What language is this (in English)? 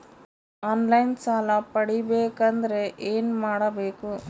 Kannada